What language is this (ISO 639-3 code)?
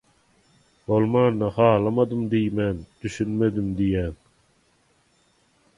tuk